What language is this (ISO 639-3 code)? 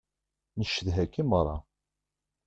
kab